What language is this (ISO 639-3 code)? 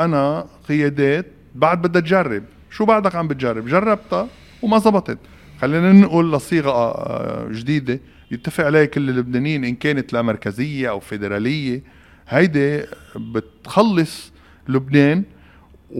ara